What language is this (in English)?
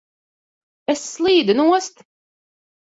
Latvian